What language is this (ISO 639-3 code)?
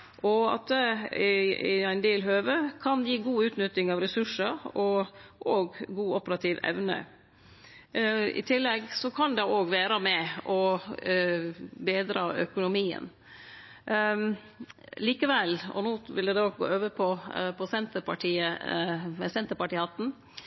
nno